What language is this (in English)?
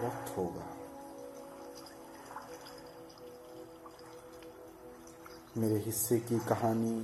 Hindi